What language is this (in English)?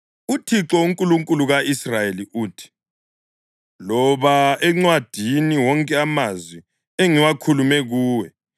North Ndebele